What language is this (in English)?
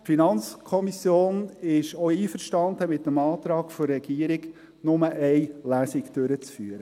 Swiss German